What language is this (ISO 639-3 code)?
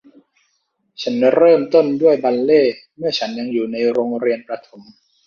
tha